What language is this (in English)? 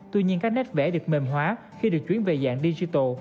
Vietnamese